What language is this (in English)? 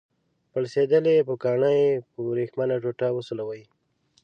Pashto